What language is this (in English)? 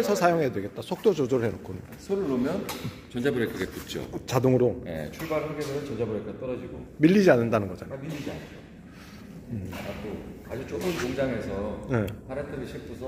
Korean